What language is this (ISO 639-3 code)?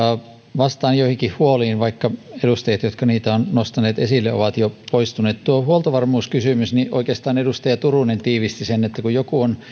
fin